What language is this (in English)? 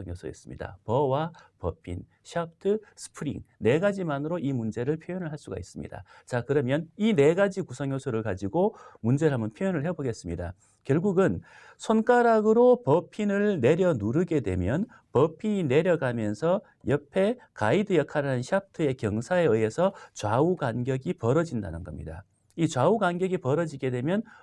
Korean